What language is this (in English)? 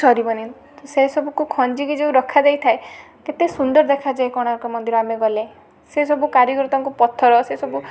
Odia